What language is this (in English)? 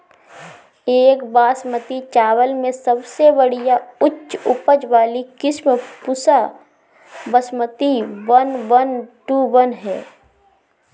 Bhojpuri